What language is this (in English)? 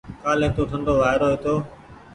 Goaria